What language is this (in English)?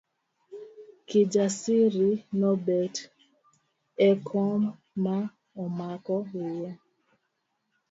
Luo (Kenya and Tanzania)